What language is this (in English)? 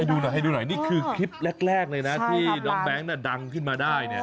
Thai